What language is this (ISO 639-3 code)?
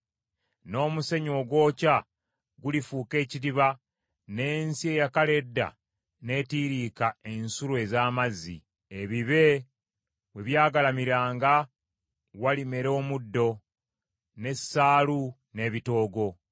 lug